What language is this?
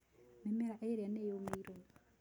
Kikuyu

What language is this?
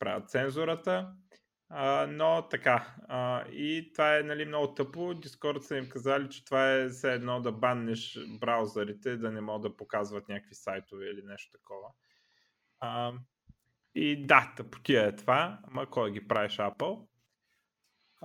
Bulgarian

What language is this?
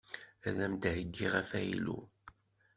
Kabyle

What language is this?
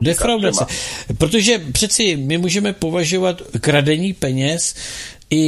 Czech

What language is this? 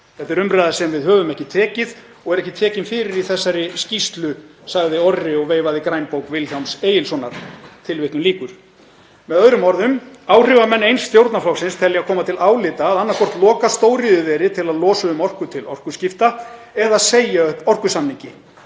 Icelandic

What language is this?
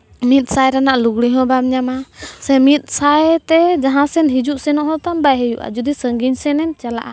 Santali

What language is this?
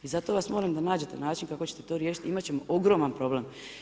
Croatian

